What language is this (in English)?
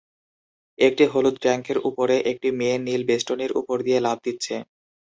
Bangla